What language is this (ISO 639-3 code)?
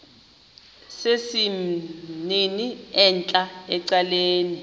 xho